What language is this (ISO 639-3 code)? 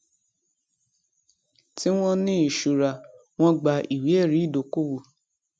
yor